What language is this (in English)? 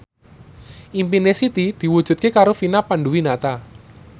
Javanese